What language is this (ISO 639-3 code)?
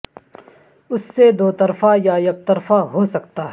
urd